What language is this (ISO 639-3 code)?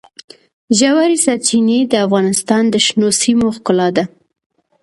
pus